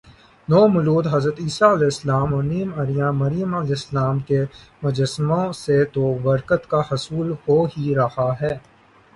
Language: Urdu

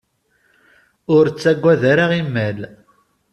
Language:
Kabyle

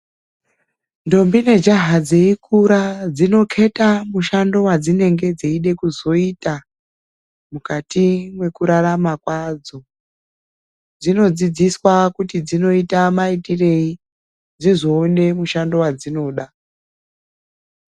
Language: Ndau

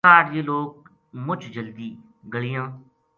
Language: Gujari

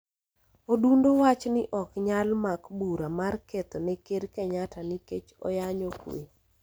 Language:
Luo (Kenya and Tanzania)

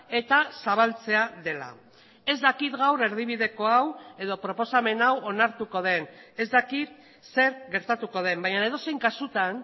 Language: Basque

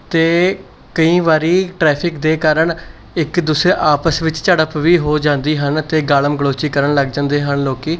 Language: Punjabi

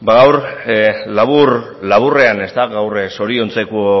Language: Basque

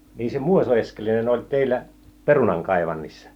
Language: Finnish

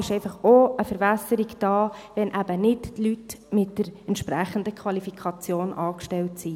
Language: Swiss German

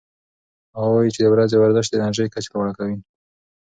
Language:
Pashto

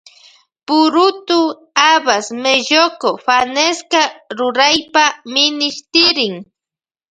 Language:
Loja Highland Quichua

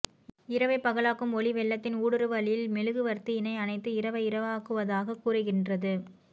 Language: Tamil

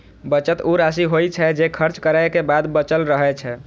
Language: Maithili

